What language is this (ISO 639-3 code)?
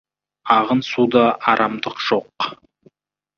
kaz